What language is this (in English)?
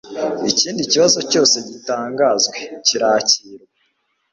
Kinyarwanda